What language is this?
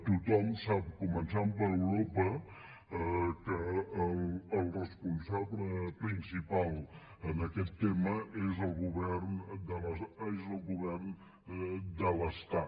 Catalan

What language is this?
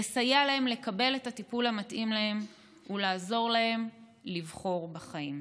Hebrew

